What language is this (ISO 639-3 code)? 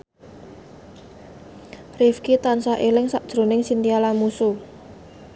jav